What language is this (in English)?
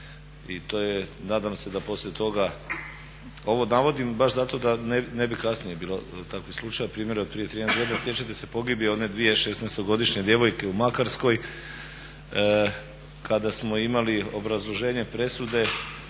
Croatian